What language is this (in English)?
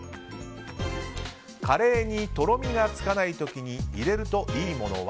Japanese